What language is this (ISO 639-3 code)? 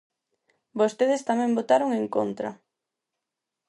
glg